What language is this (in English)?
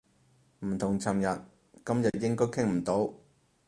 Cantonese